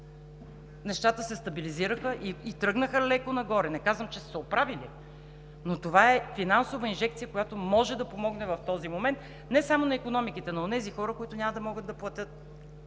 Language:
Bulgarian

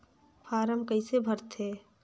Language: Chhattisgarhi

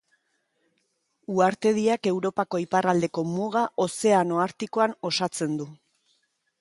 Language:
Basque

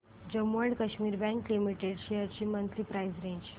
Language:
Marathi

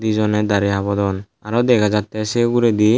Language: Chakma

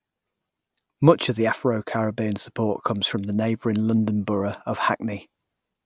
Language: English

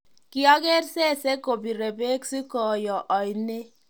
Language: Kalenjin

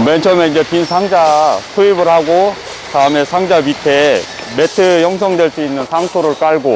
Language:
Korean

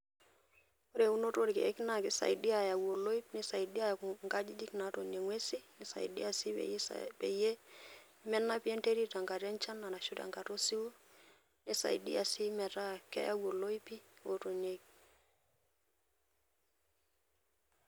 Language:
Masai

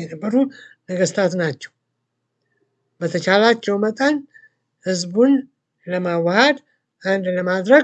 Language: Turkish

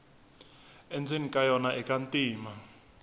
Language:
Tsonga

